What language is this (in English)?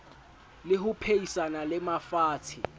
Southern Sotho